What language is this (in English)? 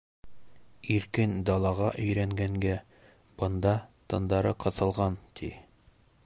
Bashkir